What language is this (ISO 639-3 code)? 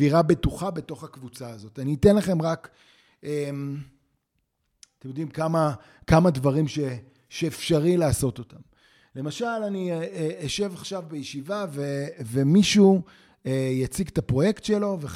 heb